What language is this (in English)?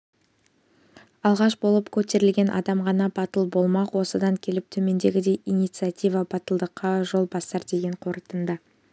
Kazakh